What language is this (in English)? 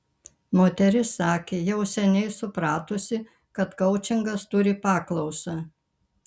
Lithuanian